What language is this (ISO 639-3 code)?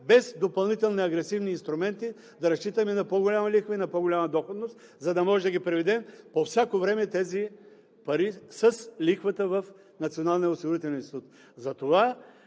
bul